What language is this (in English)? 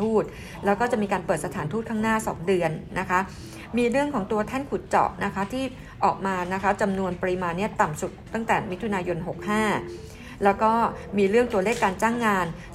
Thai